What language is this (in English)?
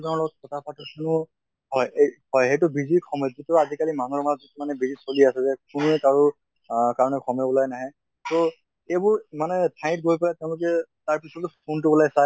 Assamese